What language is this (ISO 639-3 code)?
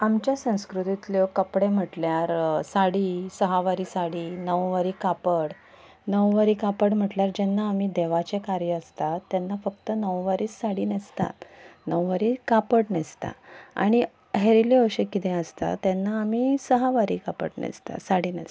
kok